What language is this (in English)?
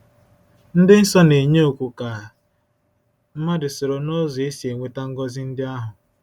Igbo